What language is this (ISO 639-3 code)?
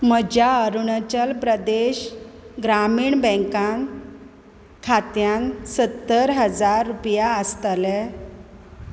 kok